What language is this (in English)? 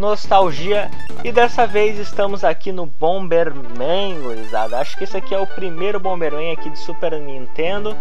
Portuguese